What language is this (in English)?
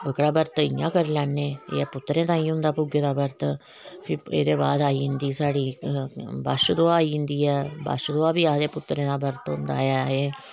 Dogri